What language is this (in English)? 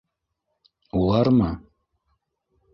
Bashkir